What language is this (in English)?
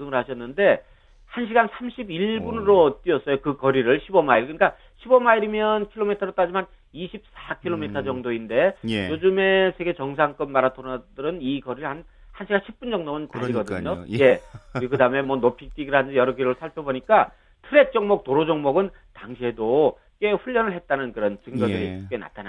Korean